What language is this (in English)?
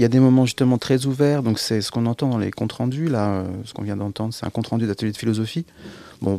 French